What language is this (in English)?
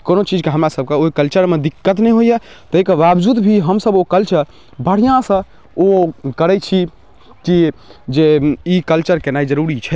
Maithili